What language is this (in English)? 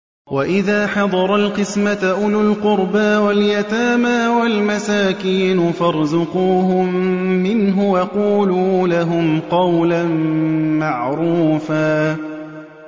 Arabic